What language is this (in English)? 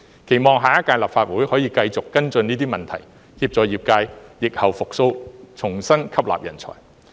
Cantonese